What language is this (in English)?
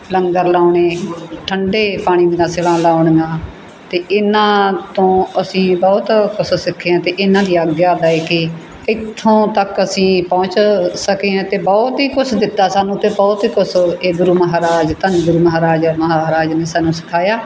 Punjabi